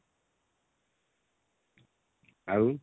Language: Odia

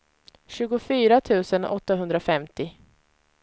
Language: Swedish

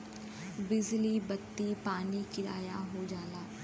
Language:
Bhojpuri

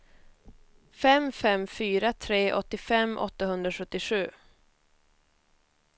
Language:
Swedish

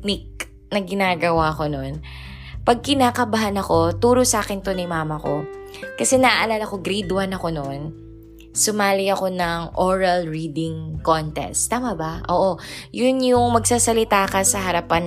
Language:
Filipino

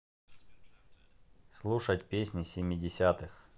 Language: Russian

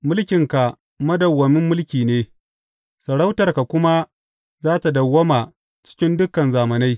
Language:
Hausa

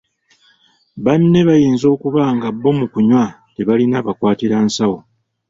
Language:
Ganda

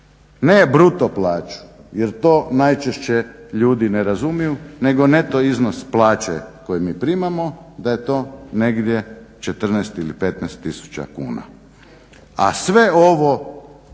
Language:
Croatian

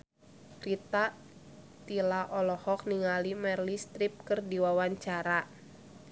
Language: Sundanese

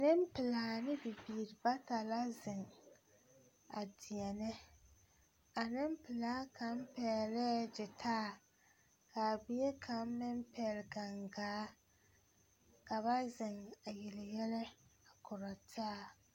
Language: Southern Dagaare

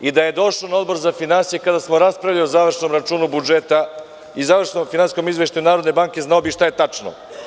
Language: Serbian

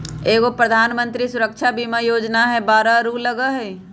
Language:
Magahi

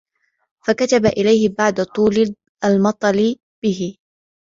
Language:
Arabic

